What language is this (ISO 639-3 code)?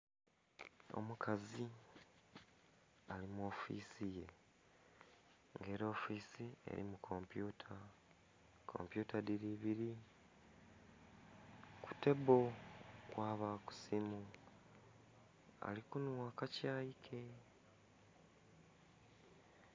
xog